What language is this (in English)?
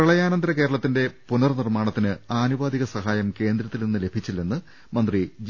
Malayalam